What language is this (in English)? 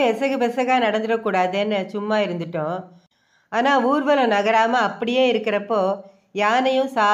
Tamil